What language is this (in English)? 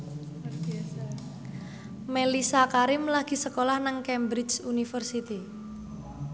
Javanese